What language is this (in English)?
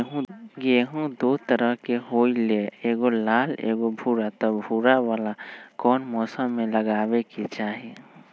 Magahi